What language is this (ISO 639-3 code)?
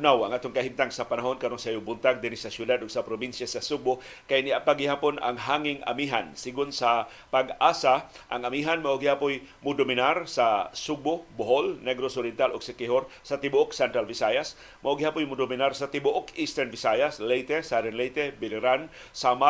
fil